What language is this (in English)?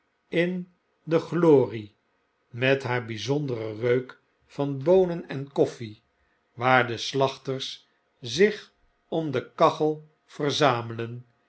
Dutch